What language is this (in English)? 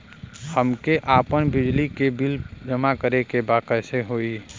Bhojpuri